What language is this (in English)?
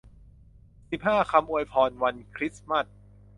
Thai